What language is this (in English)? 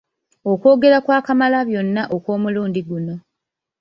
Ganda